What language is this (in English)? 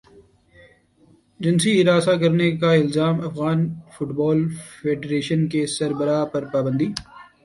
Urdu